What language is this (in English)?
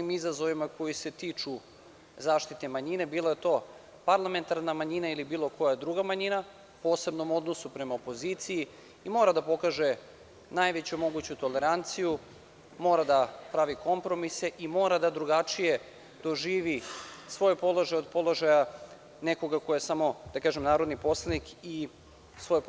Serbian